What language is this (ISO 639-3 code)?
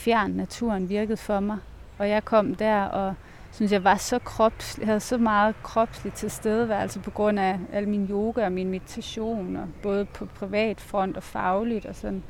dan